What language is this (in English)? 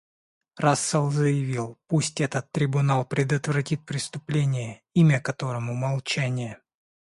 Russian